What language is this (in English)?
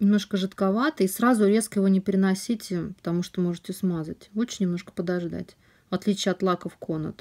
Russian